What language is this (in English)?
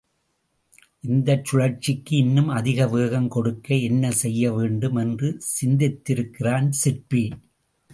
Tamil